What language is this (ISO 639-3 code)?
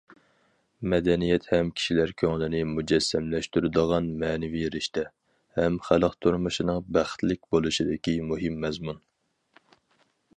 uig